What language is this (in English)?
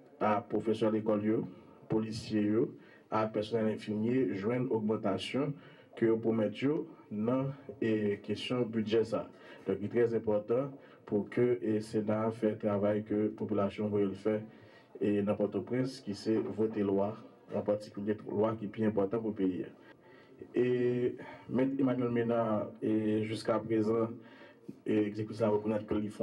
French